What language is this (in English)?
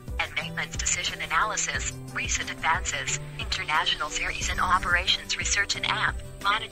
Hindi